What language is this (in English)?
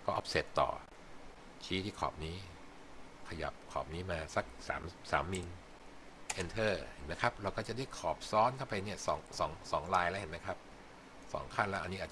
Thai